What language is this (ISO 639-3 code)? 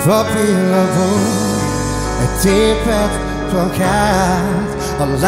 ara